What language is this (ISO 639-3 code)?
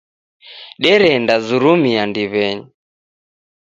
dav